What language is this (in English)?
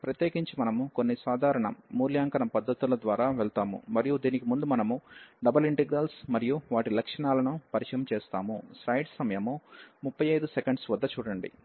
Telugu